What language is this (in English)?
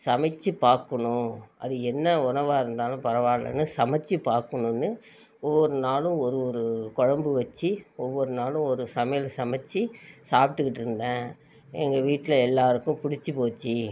Tamil